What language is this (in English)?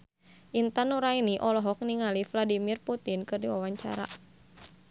Sundanese